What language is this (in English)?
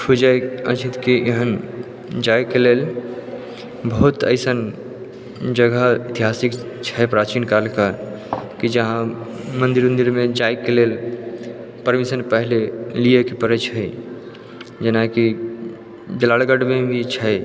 Maithili